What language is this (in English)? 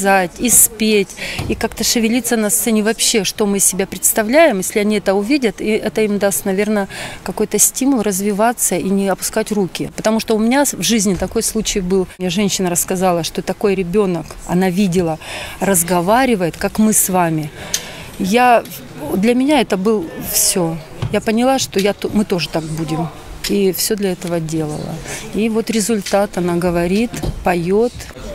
Russian